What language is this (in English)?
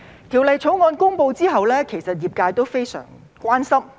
Cantonese